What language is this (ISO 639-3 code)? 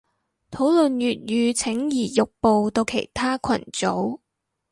yue